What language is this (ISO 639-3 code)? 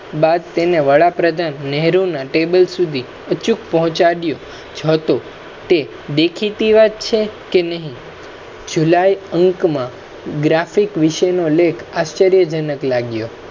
guj